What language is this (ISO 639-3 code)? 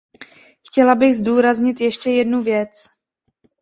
ces